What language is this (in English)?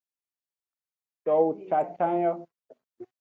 Aja (Benin)